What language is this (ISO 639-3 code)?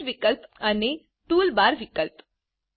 guj